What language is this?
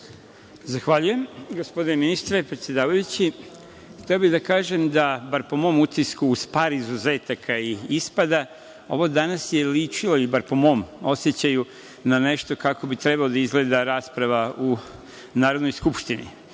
Serbian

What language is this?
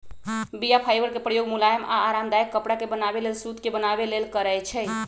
Magahi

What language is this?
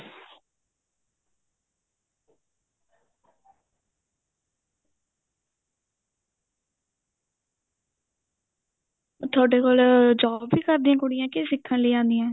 Punjabi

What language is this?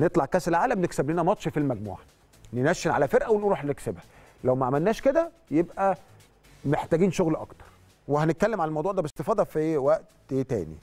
Arabic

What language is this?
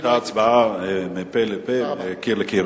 Hebrew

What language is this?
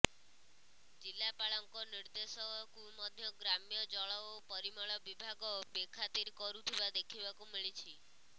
Odia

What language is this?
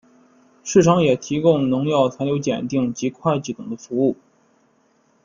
Chinese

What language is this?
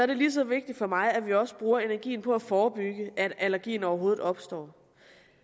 Danish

